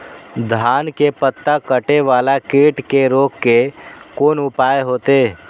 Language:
Maithili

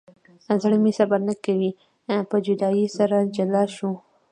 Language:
Pashto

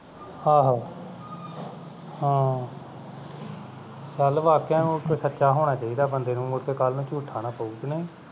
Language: Punjabi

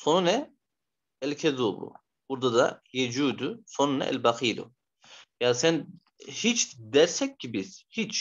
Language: Turkish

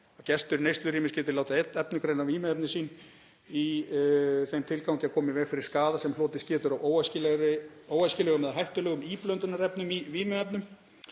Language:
Icelandic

